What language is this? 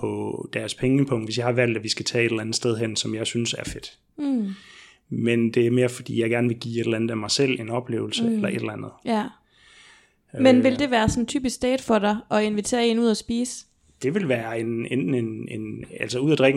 Danish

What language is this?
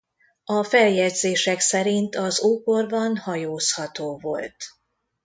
Hungarian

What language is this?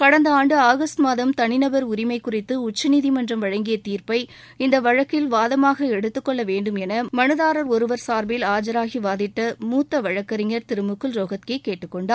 Tamil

